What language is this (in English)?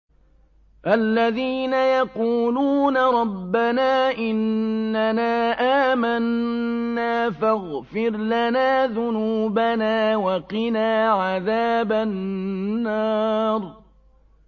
Arabic